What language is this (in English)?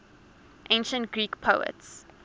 English